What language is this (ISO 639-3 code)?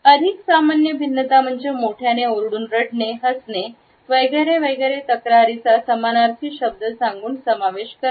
mar